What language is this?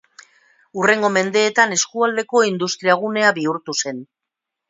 Basque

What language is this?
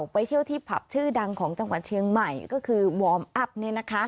Thai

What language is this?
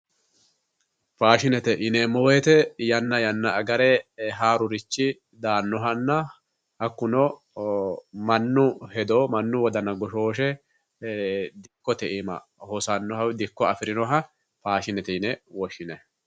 Sidamo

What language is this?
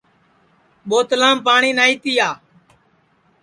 Sansi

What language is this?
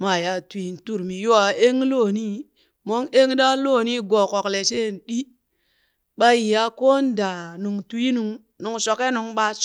Burak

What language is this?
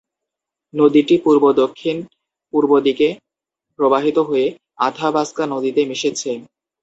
Bangla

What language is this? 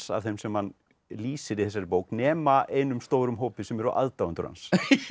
Icelandic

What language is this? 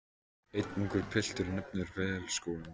Icelandic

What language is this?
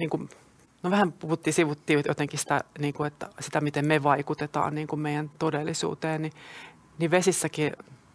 Finnish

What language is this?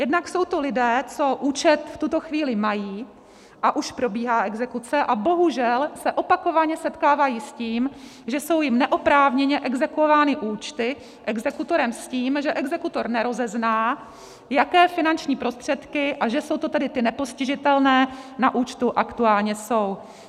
Czech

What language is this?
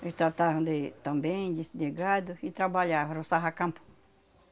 Portuguese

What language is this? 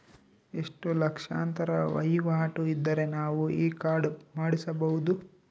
Kannada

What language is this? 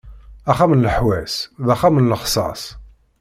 Kabyle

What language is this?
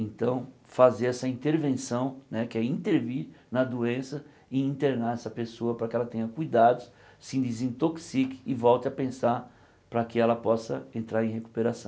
Portuguese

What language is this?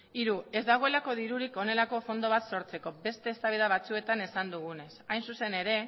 Basque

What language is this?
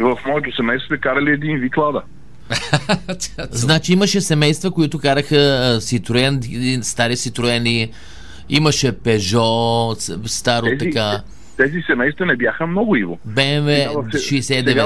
Bulgarian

